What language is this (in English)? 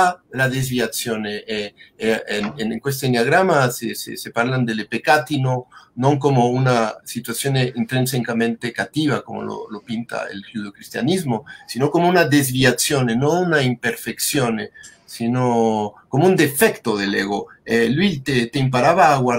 Italian